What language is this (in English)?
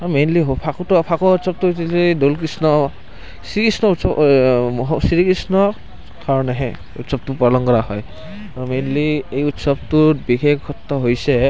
Assamese